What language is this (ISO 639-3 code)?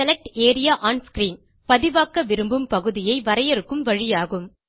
tam